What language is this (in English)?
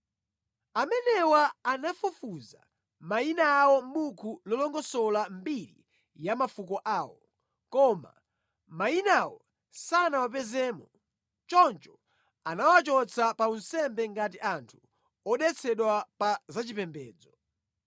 Nyanja